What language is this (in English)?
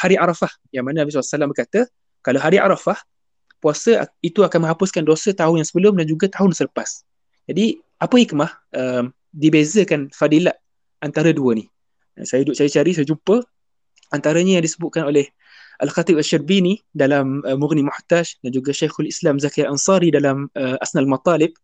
Malay